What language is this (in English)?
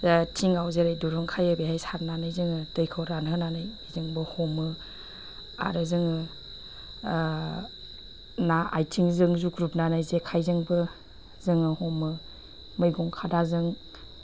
Bodo